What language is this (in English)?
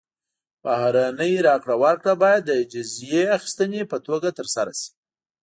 Pashto